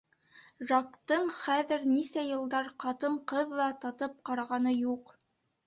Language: Bashkir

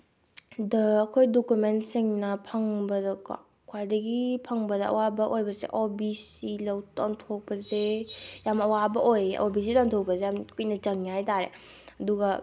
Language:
Manipuri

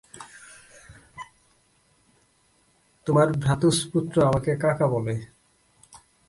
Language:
Bangla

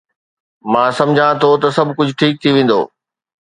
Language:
Sindhi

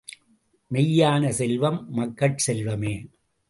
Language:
Tamil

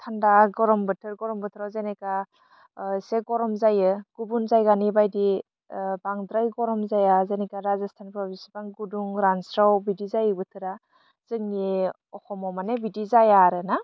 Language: Bodo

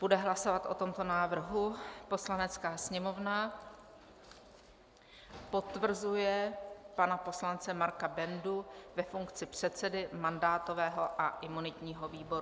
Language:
Czech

